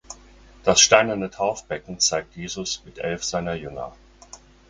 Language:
German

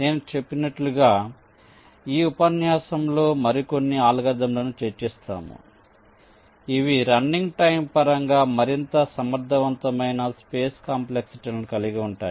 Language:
Telugu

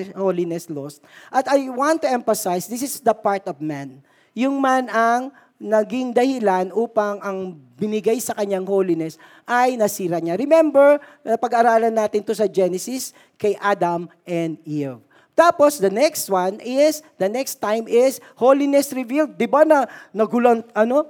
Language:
Filipino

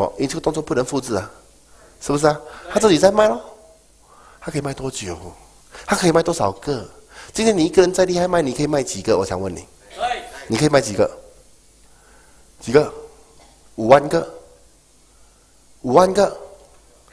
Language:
Chinese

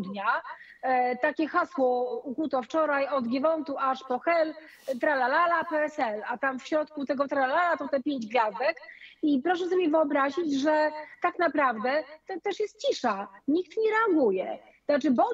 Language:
Polish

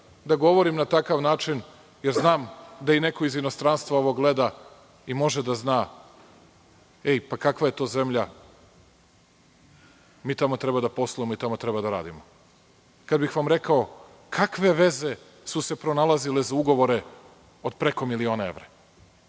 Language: Serbian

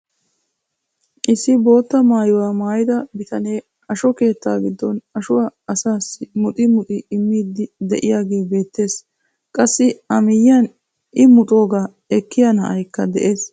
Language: Wolaytta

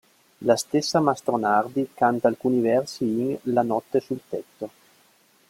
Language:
Italian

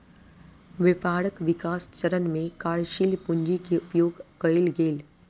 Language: Maithili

